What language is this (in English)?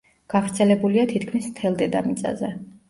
Georgian